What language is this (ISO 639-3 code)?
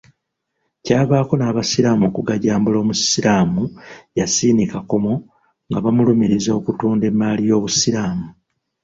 lug